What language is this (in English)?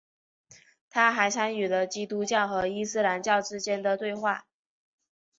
Chinese